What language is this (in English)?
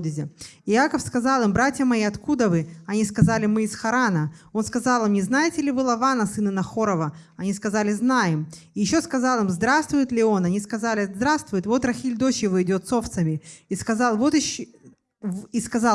Russian